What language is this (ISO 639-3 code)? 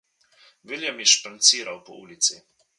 slv